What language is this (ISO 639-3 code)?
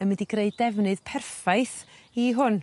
cym